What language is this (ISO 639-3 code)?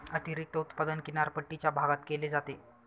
mar